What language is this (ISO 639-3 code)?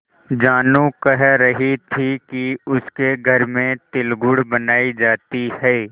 hin